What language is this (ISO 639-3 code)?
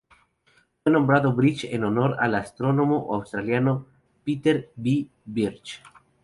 spa